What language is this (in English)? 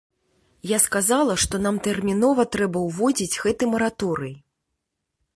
Belarusian